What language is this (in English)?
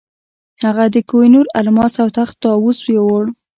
Pashto